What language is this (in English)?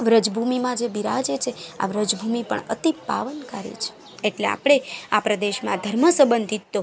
Gujarati